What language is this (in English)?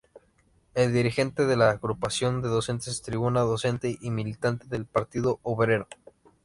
Spanish